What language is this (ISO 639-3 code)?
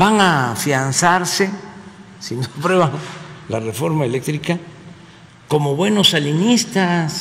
spa